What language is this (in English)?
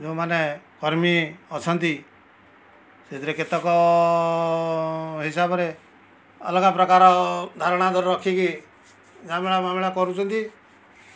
Odia